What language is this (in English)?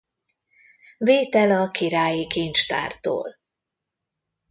Hungarian